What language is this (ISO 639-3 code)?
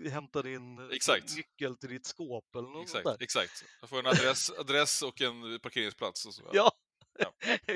swe